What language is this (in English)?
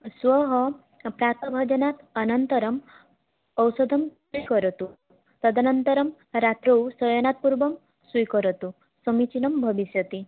Sanskrit